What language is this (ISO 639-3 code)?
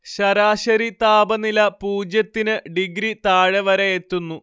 mal